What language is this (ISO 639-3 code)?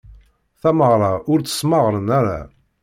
kab